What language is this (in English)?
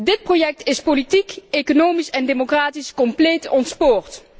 Dutch